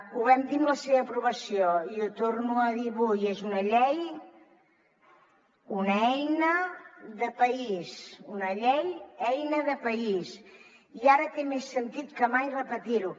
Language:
Catalan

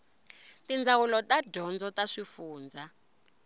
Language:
Tsonga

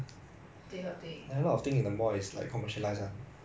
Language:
English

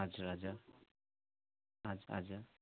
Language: Nepali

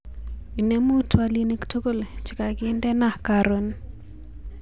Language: Kalenjin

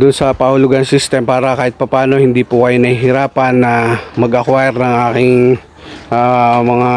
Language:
Filipino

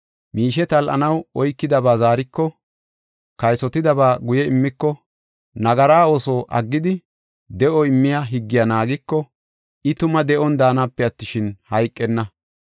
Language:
Gofa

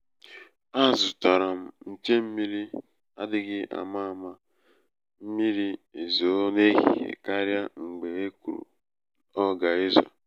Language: Igbo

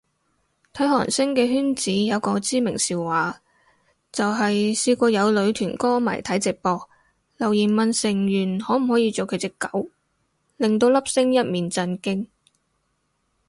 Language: Cantonese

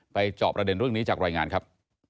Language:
Thai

